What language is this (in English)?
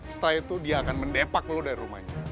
Indonesian